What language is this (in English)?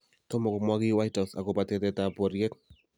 Kalenjin